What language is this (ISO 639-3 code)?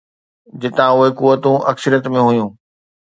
snd